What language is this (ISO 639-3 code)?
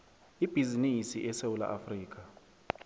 nbl